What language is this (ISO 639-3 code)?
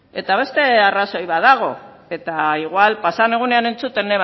eus